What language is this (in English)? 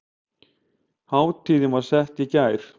Icelandic